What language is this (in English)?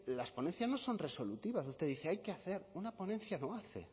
Spanish